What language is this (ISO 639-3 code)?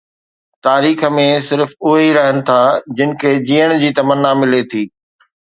snd